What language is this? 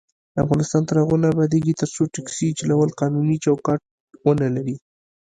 Pashto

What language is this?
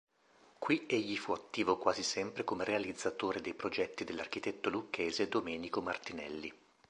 Italian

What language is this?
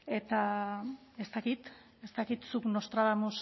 Basque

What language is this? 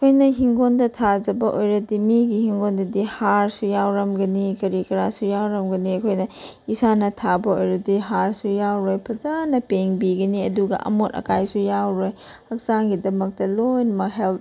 Manipuri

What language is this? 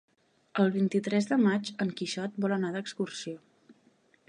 Catalan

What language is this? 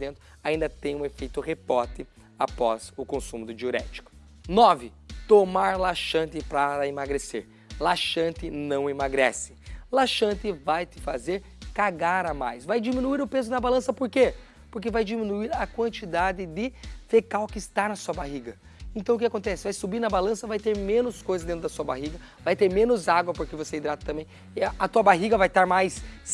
Portuguese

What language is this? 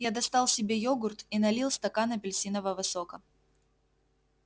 Russian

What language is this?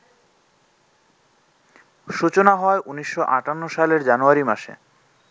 Bangla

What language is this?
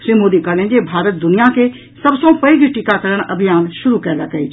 Maithili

